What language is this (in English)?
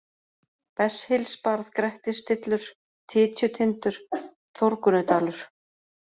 Icelandic